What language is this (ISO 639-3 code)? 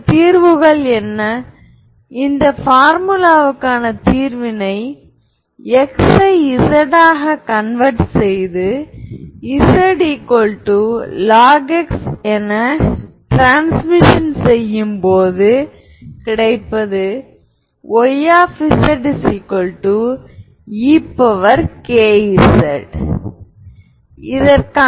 tam